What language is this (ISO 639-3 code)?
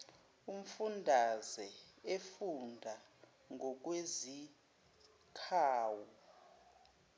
zul